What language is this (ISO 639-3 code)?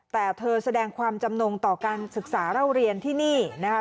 tha